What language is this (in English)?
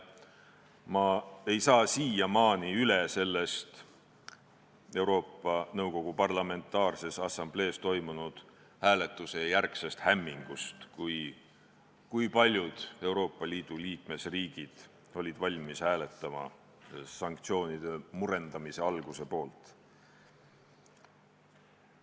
Estonian